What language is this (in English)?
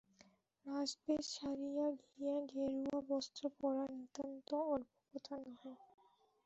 Bangla